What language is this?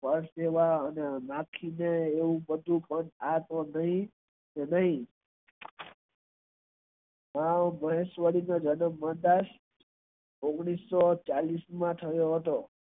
Gujarati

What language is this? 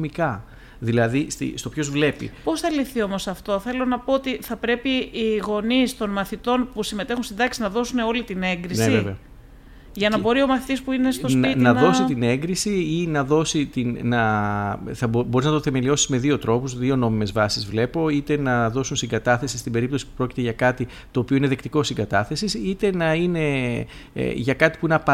Greek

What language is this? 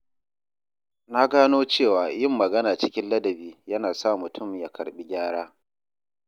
Hausa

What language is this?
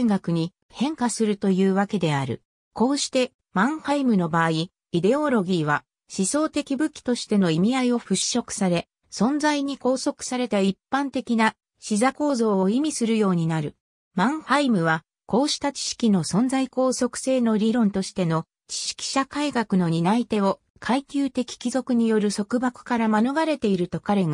Japanese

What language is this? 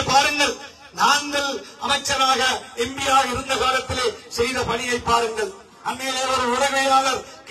Tamil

